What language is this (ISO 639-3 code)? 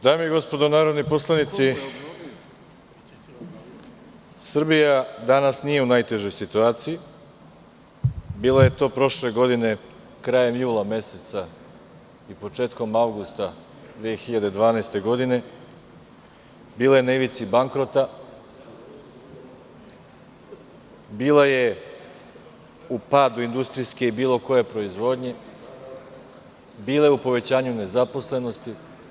srp